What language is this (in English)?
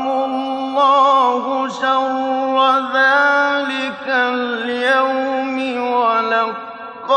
Arabic